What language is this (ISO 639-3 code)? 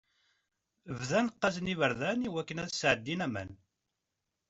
kab